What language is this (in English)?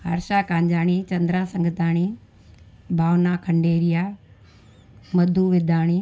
Sindhi